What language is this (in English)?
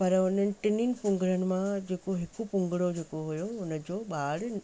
Sindhi